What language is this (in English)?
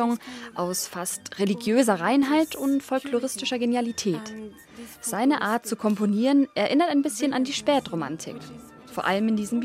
German